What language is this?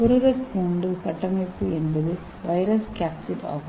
Tamil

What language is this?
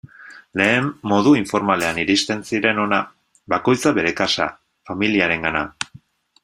Basque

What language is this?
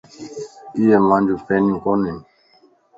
Lasi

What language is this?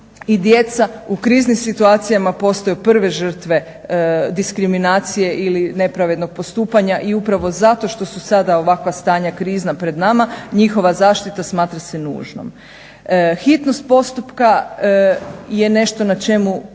Croatian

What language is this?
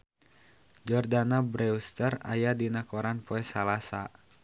Sundanese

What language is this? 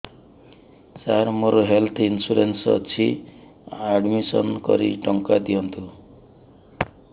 Odia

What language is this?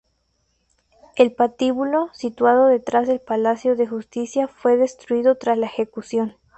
Spanish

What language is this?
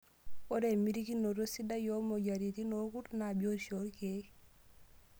Masai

